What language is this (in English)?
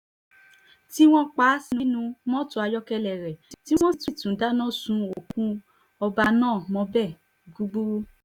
Yoruba